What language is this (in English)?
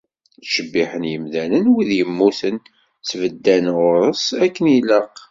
Kabyle